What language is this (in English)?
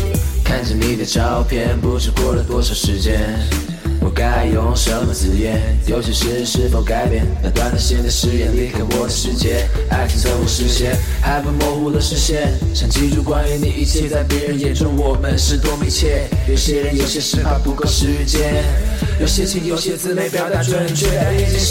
Chinese